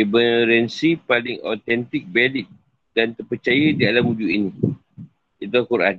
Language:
Malay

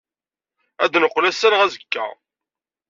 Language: Kabyle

